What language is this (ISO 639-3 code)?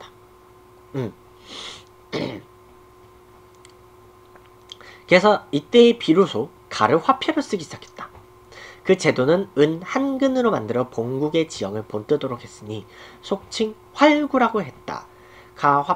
kor